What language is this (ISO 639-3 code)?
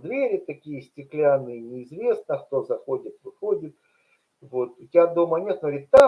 rus